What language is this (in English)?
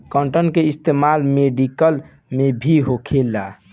Bhojpuri